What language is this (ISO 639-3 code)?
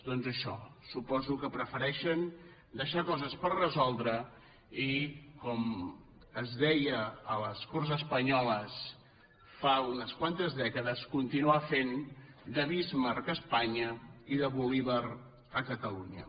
cat